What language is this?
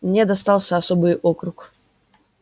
Russian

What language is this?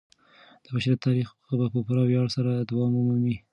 Pashto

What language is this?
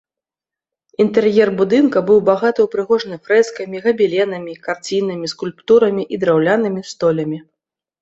Belarusian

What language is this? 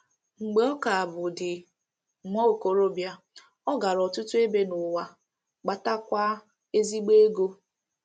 Igbo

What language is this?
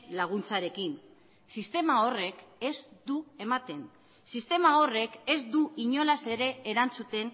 Basque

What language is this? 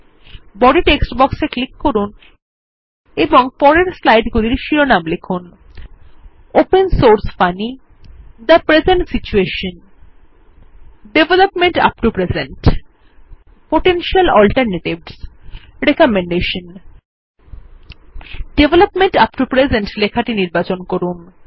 Bangla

